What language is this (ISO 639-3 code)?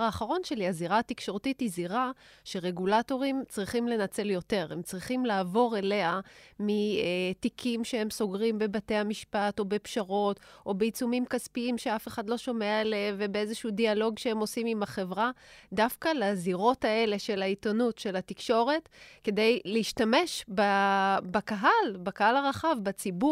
heb